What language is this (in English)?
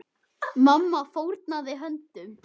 Icelandic